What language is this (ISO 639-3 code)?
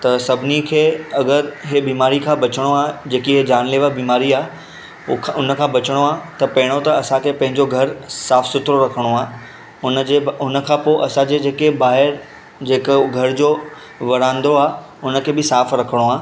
snd